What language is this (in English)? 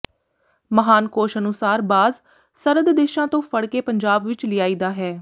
Punjabi